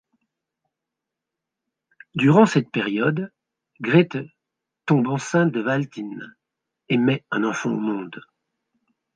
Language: French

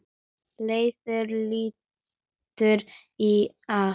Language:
Icelandic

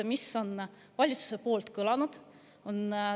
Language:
Estonian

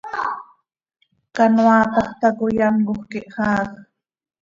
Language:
Seri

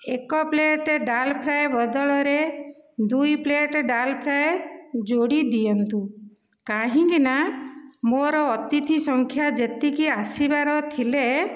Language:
Odia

